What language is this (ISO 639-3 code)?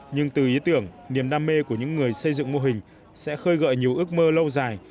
vie